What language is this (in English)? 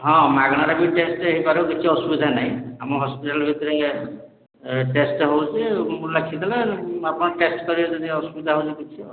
Odia